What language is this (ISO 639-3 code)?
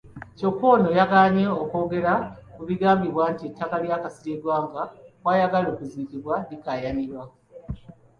lug